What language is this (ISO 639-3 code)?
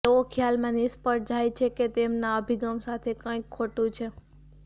guj